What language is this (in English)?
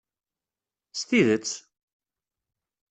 Kabyle